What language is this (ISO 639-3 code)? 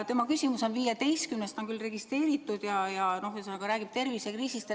est